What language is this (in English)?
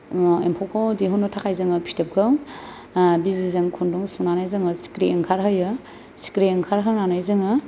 Bodo